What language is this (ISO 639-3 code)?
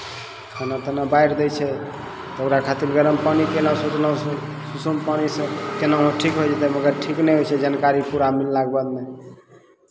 mai